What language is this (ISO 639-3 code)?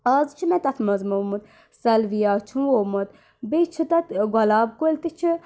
kas